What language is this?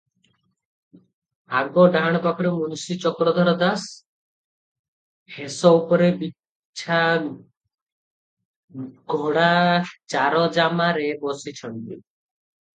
Odia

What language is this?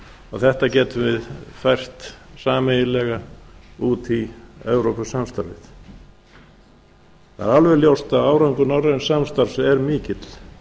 Icelandic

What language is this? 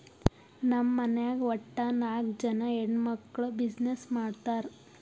Kannada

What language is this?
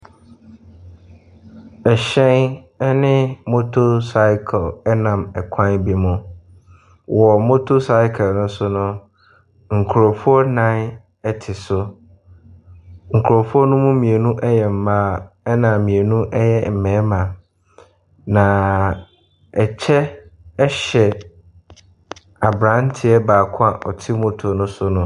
Akan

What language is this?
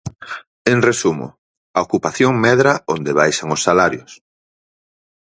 Galician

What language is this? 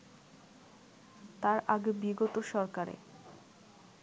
Bangla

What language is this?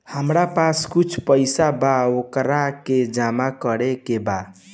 Bhojpuri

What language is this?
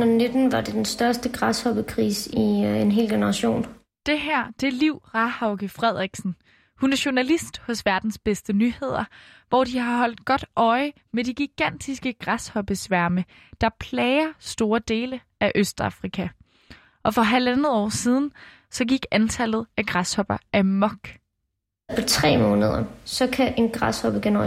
Danish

